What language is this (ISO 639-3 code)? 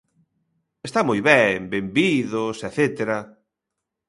glg